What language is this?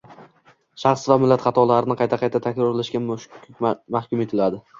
Uzbek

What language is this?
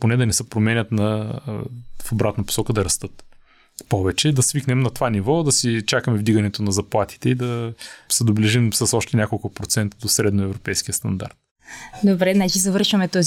Bulgarian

